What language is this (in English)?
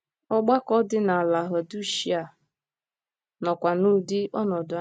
Igbo